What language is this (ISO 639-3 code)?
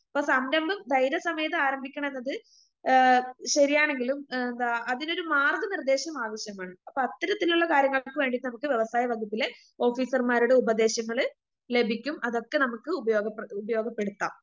mal